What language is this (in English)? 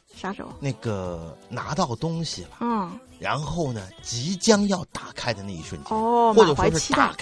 Chinese